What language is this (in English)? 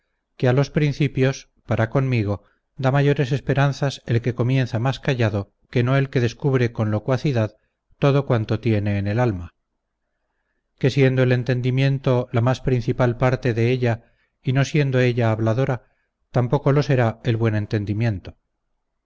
Spanish